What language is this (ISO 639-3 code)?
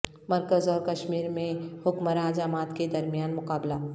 urd